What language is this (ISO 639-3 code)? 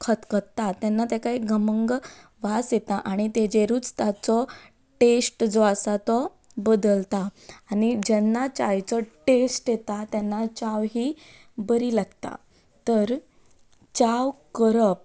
kok